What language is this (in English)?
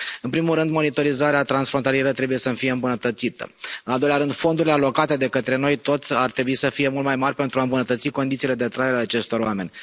Romanian